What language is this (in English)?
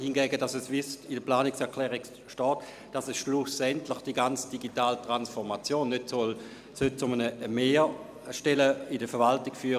Swiss German